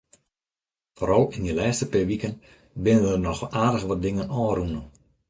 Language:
Western Frisian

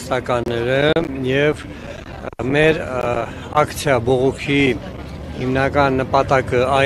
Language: Romanian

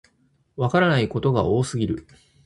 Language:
Japanese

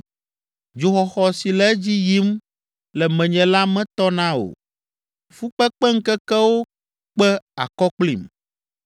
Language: Ewe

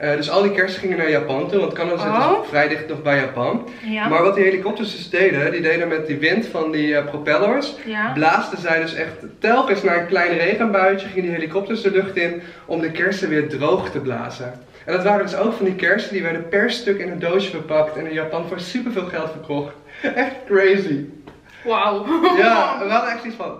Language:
Dutch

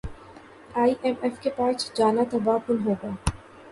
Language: Urdu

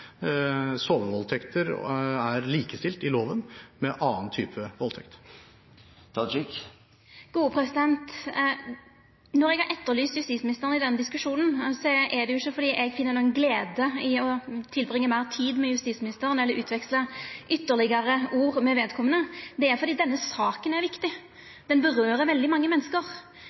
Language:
Norwegian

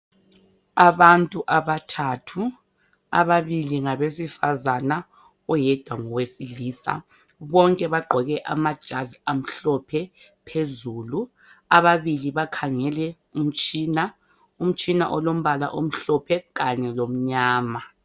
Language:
North Ndebele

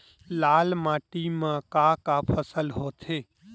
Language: Chhattisgarhi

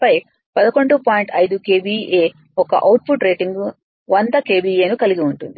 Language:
Telugu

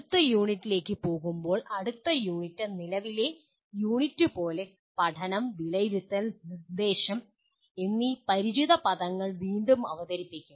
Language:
Malayalam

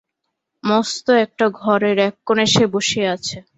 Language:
Bangla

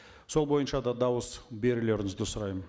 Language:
Kazakh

